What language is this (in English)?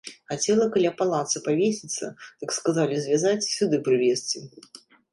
Belarusian